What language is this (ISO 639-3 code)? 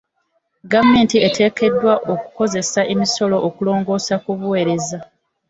lug